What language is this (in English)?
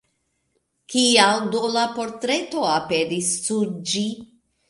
Esperanto